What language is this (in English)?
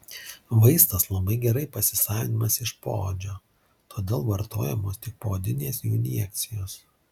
Lithuanian